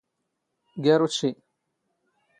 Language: Standard Moroccan Tamazight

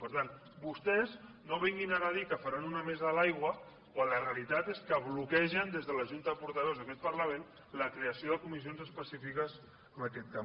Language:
Catalan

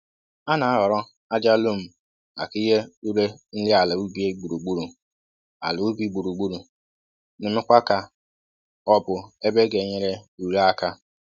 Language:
Igbo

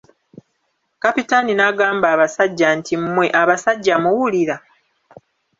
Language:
Ganda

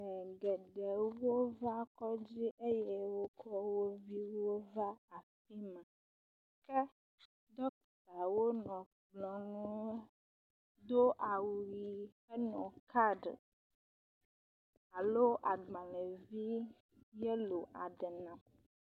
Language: Ewe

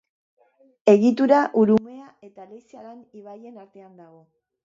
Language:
Basque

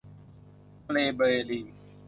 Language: Thai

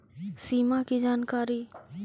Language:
Magahi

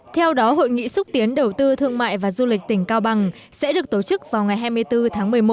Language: Vietnamese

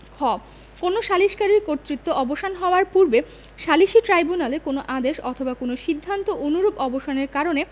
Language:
Bangla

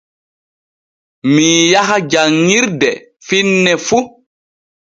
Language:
Borgu Fulfulde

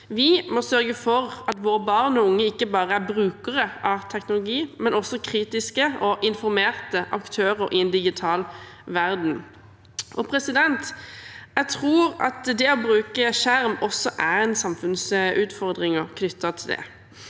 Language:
Norwegian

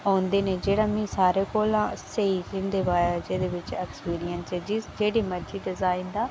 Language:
Dogri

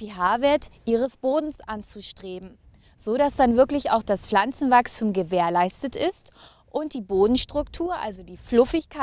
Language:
German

